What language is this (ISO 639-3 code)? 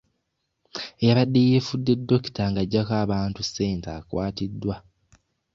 lug